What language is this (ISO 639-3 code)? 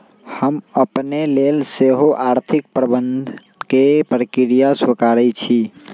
mag